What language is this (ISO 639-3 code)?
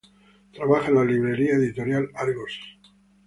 spa